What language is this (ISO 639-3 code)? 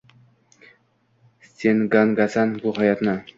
uzb